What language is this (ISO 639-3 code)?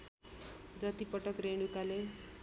nep